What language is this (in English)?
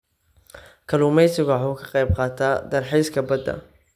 Somali